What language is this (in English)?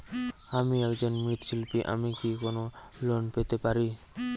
Bangla